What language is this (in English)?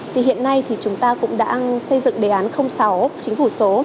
Vietnamese